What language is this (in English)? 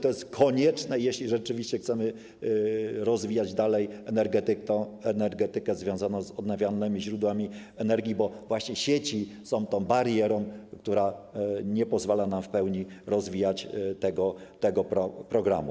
Polish